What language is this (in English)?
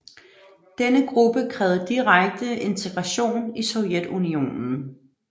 Danish